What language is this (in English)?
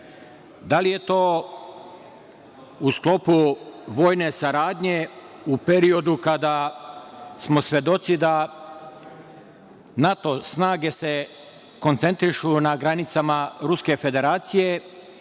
Serbian